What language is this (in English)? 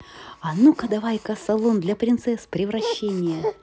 Russian